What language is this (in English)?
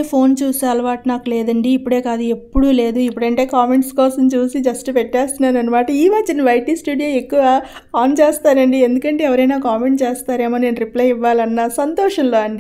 Telugu